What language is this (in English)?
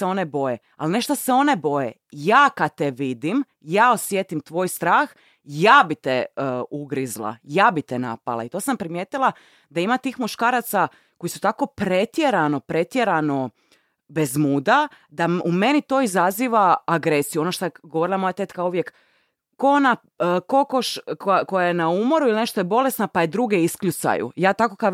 Croatian